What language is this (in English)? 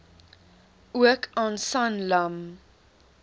Afrikaans